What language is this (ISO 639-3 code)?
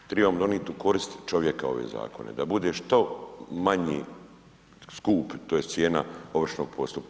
hrv